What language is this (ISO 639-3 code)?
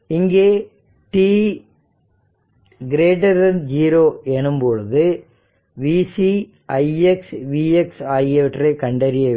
tam